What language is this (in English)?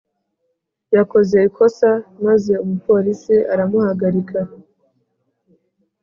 Kinyarwanda